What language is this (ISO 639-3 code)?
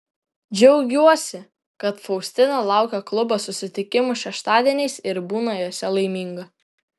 lit